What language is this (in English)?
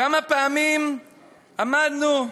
Hebrew